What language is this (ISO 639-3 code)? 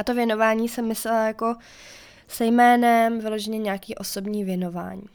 ces